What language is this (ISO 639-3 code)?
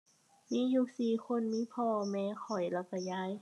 tha